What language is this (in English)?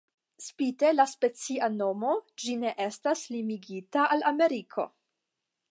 Esperanto